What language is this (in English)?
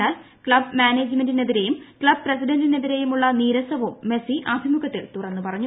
Malayalam